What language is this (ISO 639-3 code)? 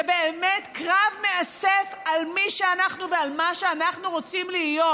heb